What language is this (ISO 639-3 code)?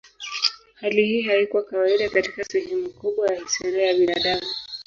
swa